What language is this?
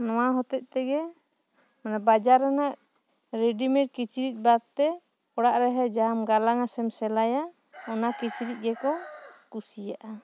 Santali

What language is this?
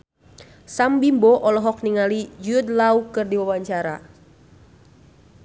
Sundanese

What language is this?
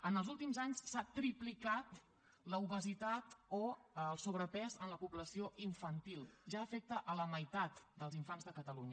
Catalan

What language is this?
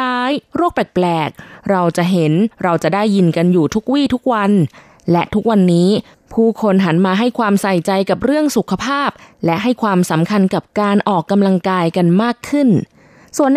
Thai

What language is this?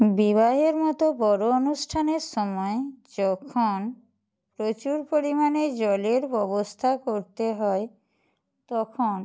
Bangla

